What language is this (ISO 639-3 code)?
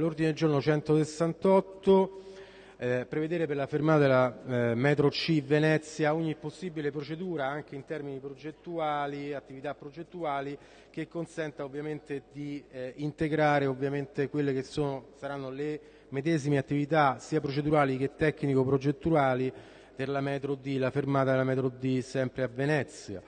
ita